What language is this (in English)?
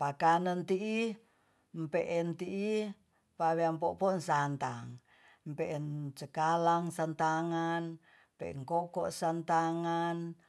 Tonsea